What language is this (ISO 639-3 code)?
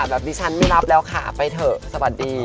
tha